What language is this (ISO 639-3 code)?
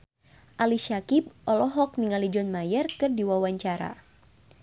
sun